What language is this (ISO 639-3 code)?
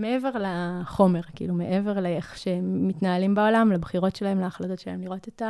heb